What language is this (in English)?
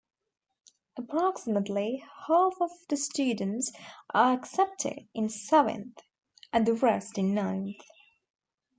English